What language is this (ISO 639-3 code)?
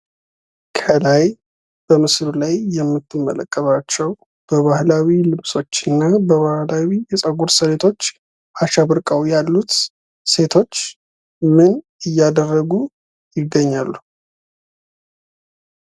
amh